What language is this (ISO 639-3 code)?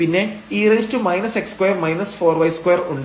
mal